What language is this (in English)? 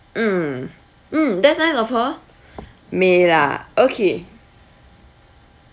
English